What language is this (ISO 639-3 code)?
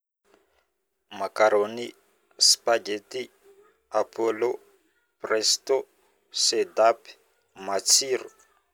bmm